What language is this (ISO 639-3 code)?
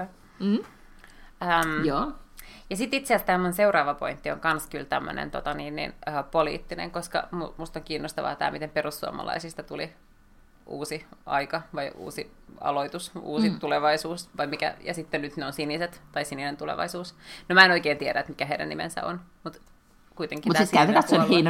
fin